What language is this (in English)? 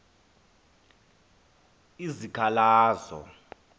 Xhosa